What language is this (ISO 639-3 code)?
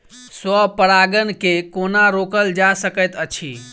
mai